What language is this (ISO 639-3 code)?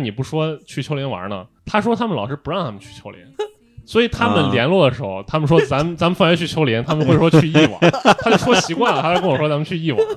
zho